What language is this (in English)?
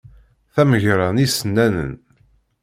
Kabyle